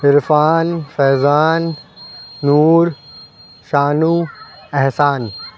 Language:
Urdu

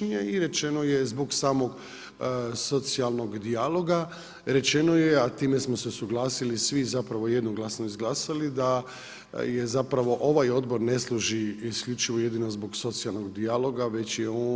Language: Croatian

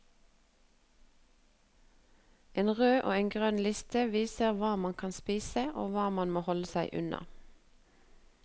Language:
Norwegian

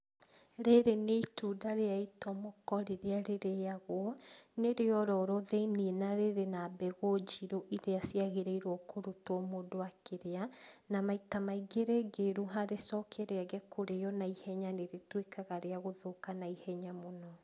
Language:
Kikuyu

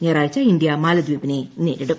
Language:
Malayalam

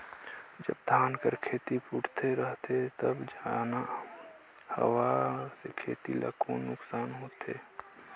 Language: Chhattisgarhi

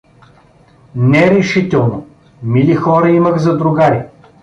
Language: Bulgarian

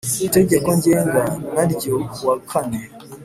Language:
Kinyarwanda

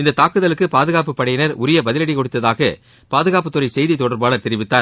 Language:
Tamil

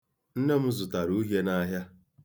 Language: Igbo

